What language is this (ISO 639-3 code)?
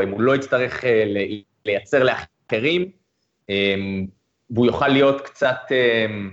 heb